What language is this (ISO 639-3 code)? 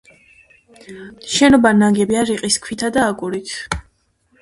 kat